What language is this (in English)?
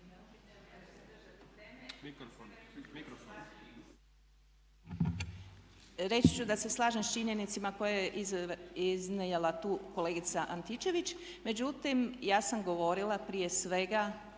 Croatian